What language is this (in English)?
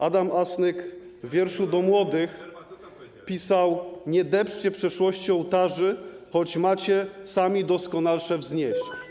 Polish